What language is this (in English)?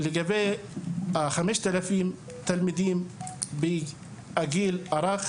Hebrew